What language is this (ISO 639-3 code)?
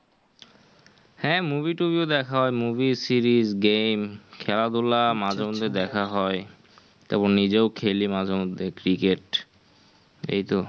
ben